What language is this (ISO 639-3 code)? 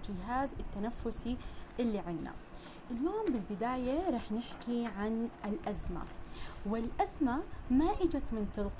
ara